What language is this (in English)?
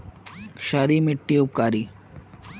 Magahi